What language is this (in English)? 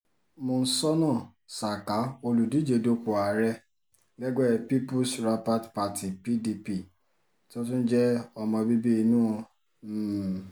Yoruba